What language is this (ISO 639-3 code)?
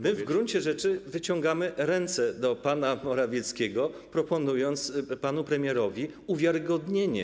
pol